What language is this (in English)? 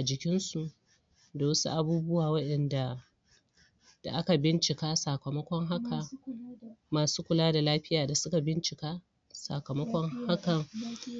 Hausa